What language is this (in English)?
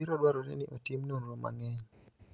Luo (Kenya and Tanzania)